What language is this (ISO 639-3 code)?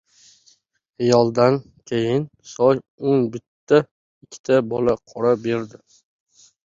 uzb